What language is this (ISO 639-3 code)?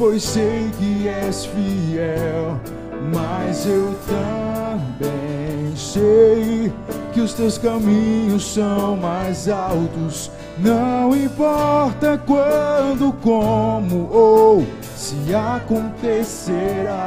por